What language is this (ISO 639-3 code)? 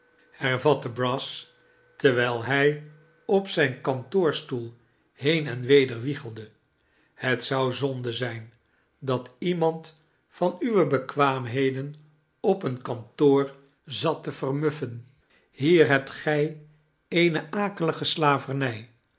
nld